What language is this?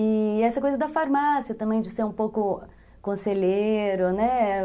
Portuguese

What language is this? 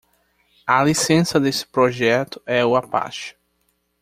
Portuguese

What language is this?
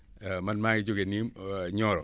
Wolof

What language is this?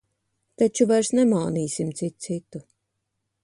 Latvian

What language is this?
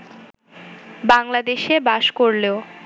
Bangla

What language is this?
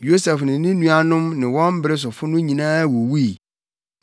Akan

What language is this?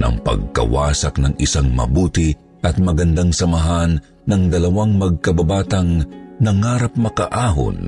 Filipino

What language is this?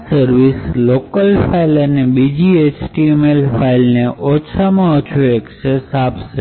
Gujarati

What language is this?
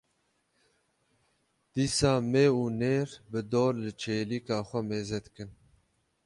Kurdish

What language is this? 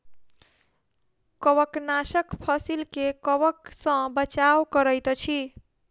Maithili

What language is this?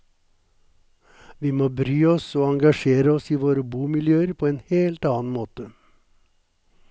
Norwegian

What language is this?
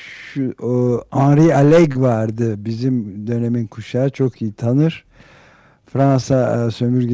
Turkish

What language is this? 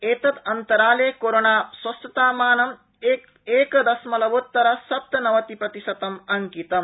Sanskrit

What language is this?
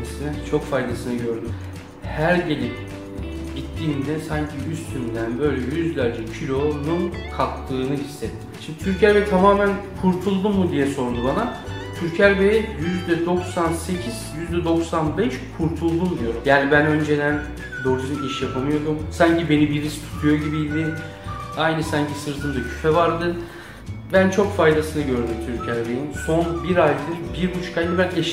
Turkish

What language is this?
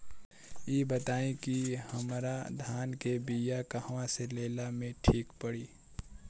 Bhojpuri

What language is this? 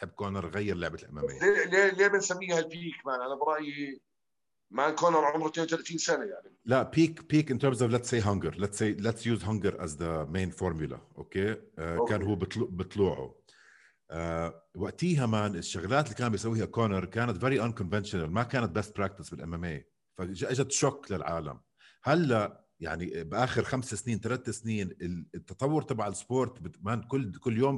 Arabic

